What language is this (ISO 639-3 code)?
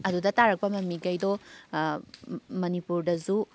mni